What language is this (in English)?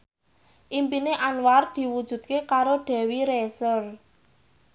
Javanese